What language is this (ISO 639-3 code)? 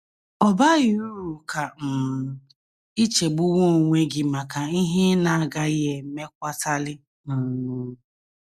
ibo